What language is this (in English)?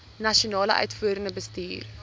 Afrikaans